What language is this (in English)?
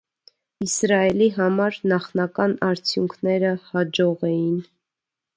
Armenian